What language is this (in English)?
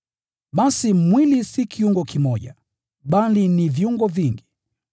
Swahili